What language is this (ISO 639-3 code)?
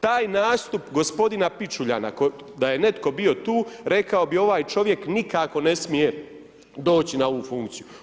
hrv